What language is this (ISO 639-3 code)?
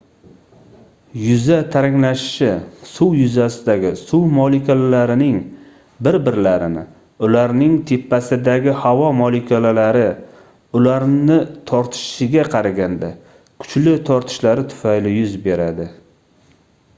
uzb